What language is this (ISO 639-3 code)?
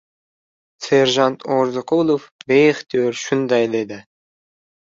uzb